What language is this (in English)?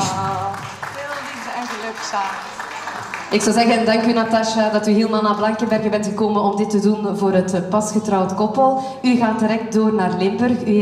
Dutch